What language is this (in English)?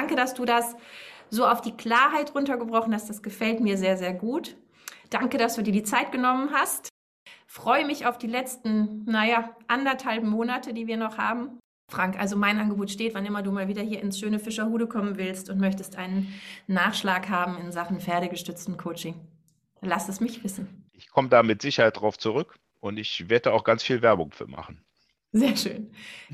German